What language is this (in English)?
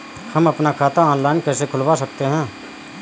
Hindi